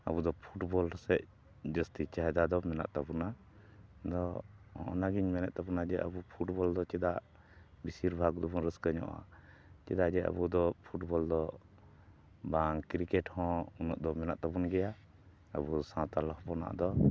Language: Santali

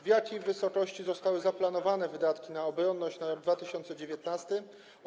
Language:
Polish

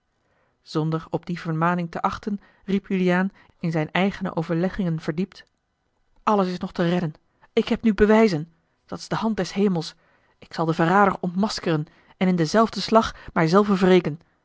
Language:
Dutch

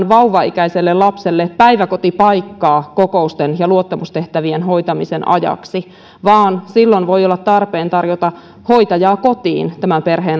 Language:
Finnish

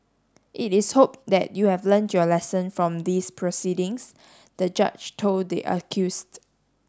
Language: English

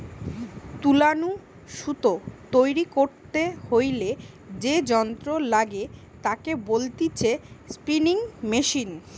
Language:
Bangla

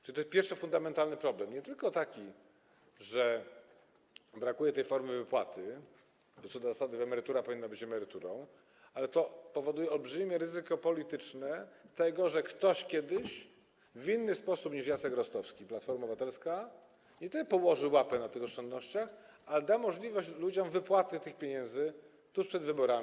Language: Polish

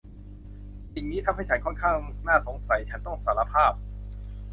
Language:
Thai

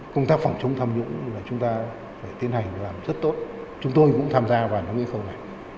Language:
Vietnamese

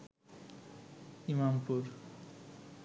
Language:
Bangla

